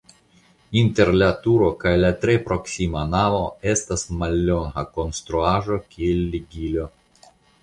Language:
Esperanto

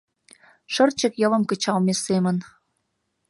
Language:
Mari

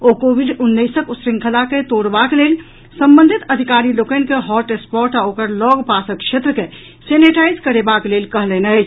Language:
Maithili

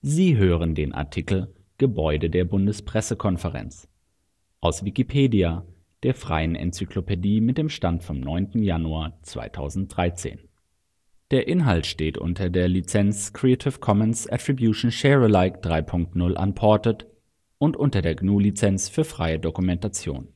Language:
German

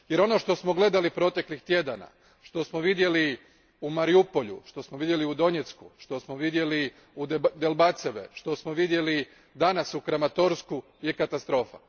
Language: Croatian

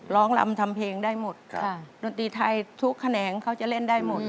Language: Thai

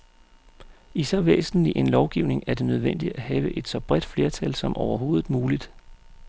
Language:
Danish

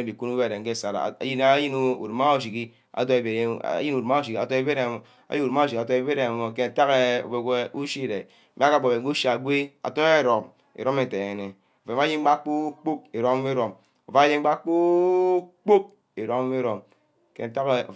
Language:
Ubaghara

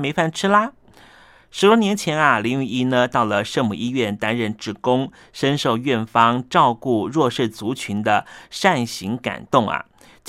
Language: Chinese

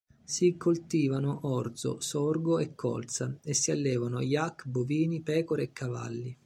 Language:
Italian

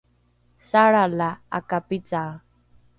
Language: Rukai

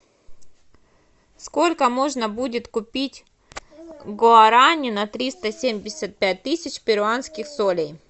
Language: Russian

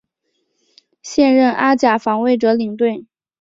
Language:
Chinese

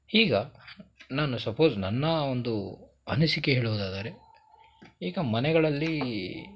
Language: Kannada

